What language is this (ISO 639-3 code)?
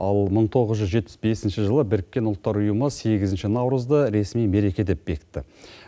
kaz